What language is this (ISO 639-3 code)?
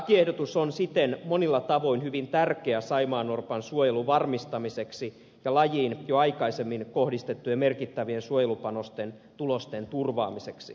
fin